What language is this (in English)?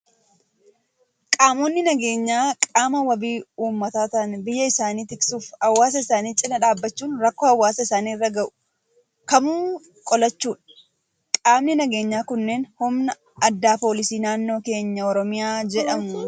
Oromo